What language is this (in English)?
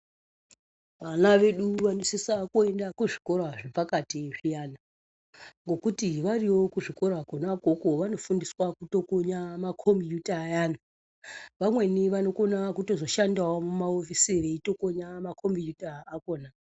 Ndau